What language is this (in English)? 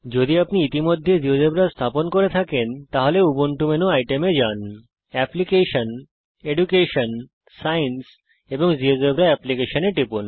Bangla